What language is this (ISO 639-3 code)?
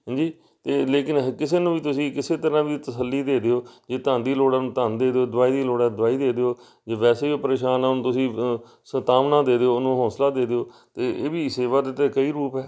pan